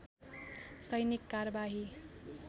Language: Nepali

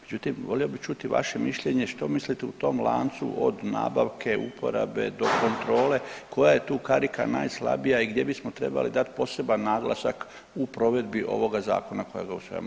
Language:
Croatian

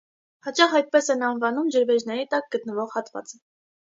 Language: Armenian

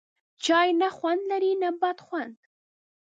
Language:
Pashto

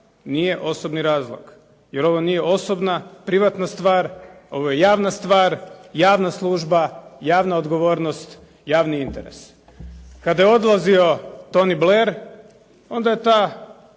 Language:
Croatian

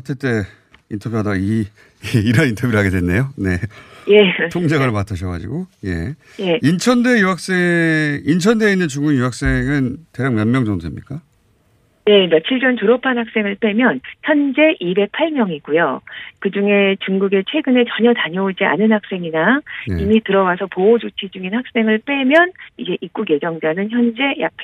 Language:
Korean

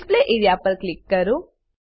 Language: Gujarati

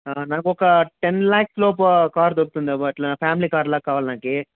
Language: Telugu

